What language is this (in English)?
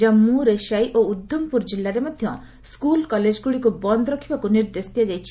Odia